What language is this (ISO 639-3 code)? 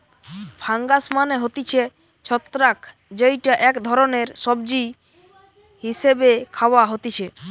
ben